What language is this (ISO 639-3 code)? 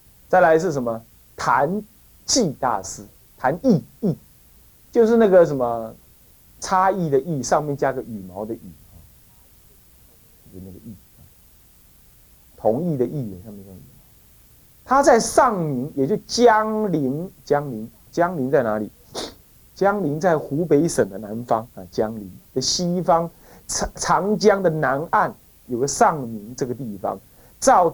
zho